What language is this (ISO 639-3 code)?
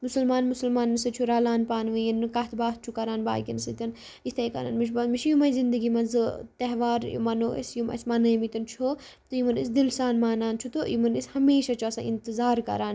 kas